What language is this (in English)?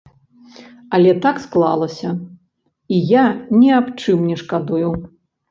Belarusian